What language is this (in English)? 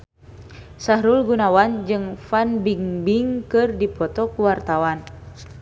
Sundanese